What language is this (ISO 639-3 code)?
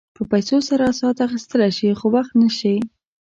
pus